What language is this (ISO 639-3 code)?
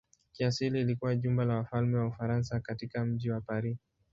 swa